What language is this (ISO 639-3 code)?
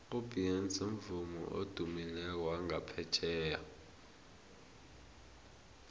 nbl